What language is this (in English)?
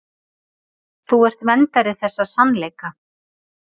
Icelandic